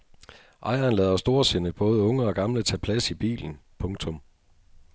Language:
Danish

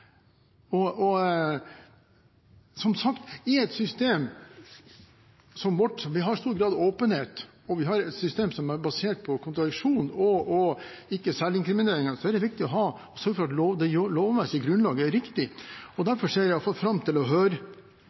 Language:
Norwegian Bokmål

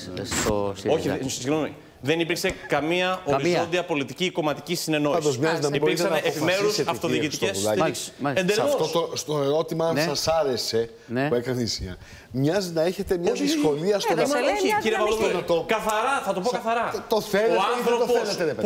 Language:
Greek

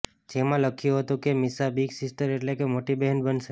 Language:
Gujarati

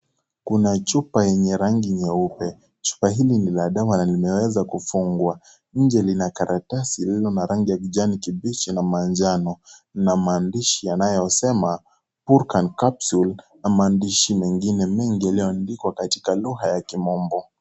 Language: Swahili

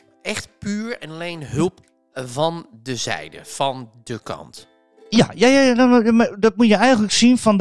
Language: Dutch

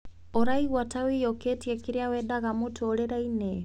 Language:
Kikuyu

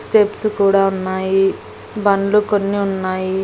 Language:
Telugu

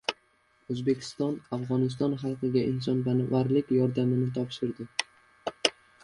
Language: Uzbek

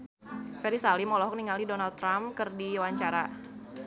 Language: Sundanese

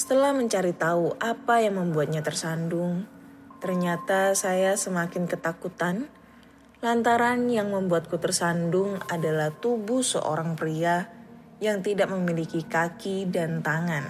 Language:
Indonesian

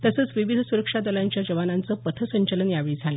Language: Marathi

